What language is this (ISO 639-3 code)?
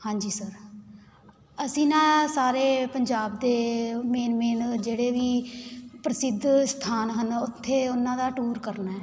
pan